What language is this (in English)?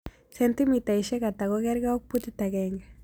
Kalenjin